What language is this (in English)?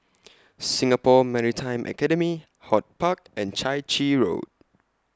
English